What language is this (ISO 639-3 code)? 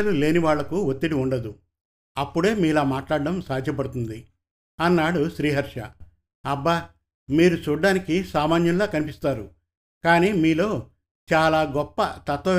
tel